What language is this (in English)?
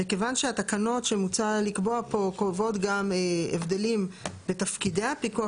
Hebrew